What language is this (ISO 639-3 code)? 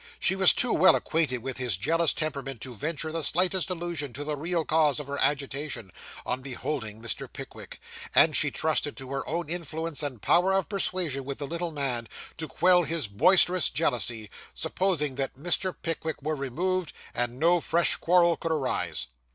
eng